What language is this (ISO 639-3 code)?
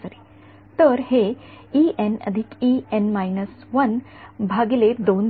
mar